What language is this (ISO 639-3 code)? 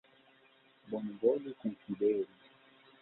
epo